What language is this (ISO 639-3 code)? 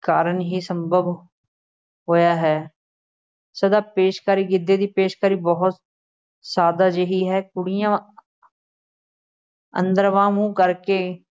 pan